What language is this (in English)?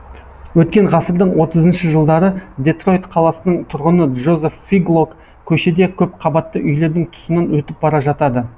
Kazakh